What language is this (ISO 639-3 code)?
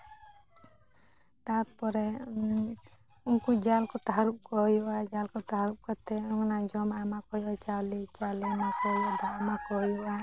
sat